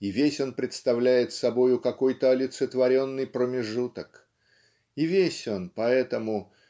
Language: Russian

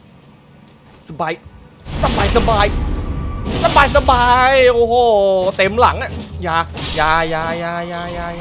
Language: Thai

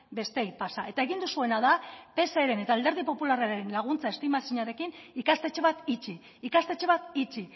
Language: Basque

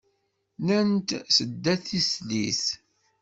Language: Kabyle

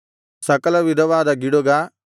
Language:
Kannada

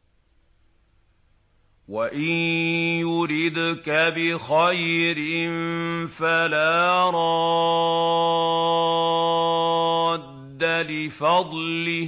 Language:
Arabic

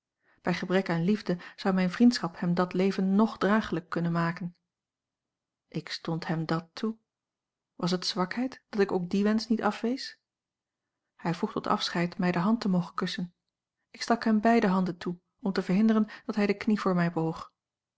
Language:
Dutch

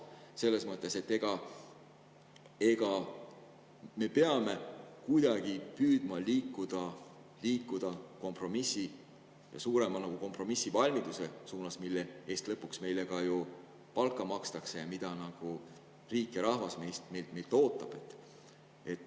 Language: Estonian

